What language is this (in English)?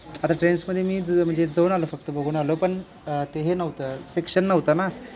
Marathi